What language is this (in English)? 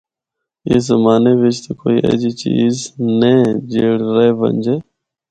Northern Hindko